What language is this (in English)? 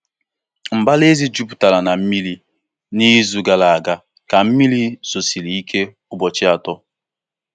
Igbo